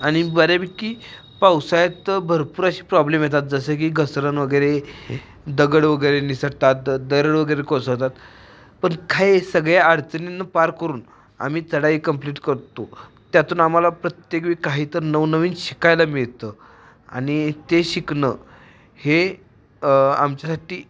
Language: Marathi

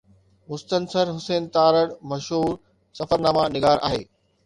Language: Sindhi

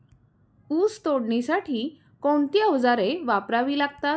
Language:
Marathi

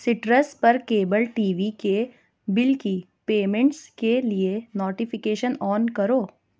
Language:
Urdu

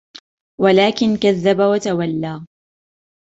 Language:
Arabic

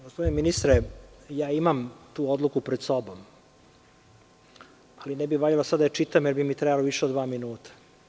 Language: Serbian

